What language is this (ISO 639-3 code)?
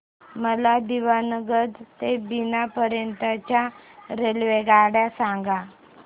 mar